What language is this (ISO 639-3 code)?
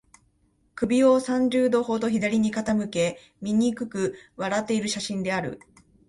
jpn